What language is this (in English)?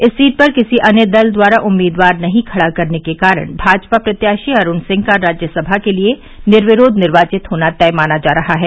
Hindi